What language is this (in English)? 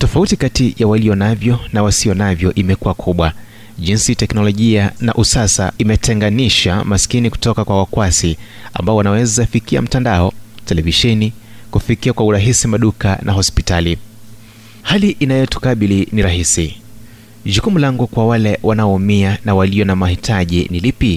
Swahili